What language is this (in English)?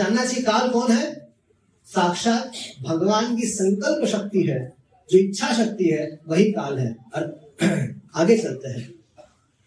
Hindi